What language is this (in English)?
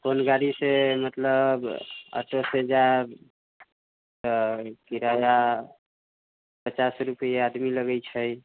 Maithili